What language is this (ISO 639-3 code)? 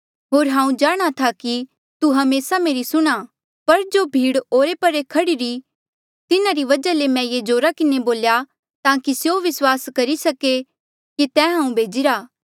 mjl